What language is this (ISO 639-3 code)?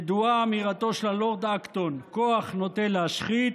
heb